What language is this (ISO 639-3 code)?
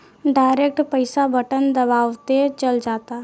bho